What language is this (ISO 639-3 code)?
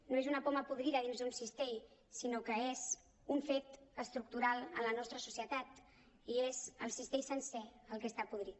cat